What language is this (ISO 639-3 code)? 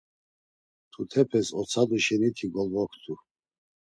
lzz